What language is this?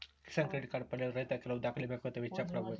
Kannada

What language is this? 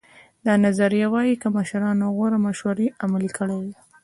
Pashto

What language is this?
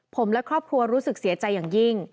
Thai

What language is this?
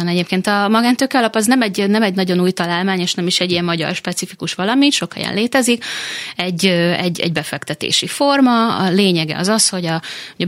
Hungarian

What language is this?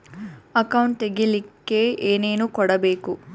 Kannada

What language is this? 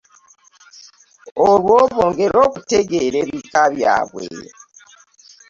Ganda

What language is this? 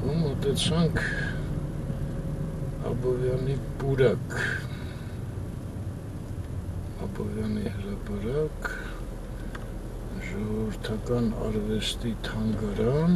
Romanian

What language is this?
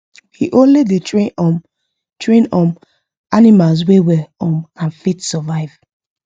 Nigerian Pidgin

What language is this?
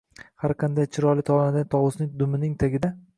Uzbek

